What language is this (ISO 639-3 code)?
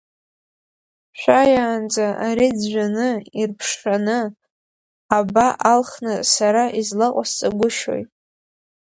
abk